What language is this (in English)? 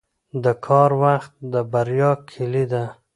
Pashto